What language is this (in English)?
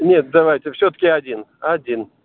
Russian